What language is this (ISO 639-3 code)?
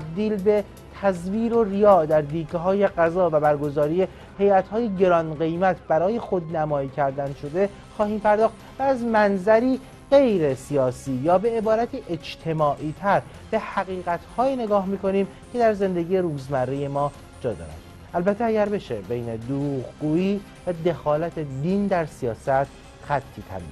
fas